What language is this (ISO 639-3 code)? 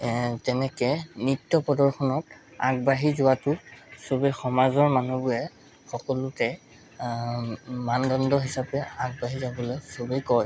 asm